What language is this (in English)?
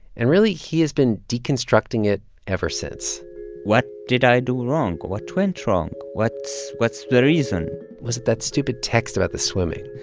English